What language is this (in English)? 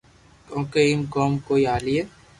Loarki